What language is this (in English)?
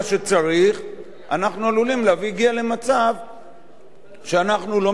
Hebrew